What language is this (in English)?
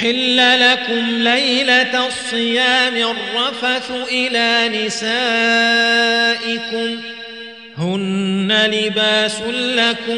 Arabic